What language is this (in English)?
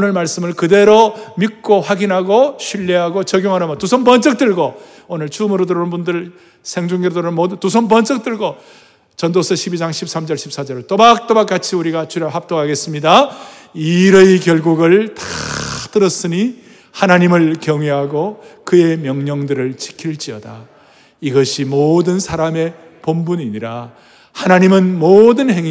Korean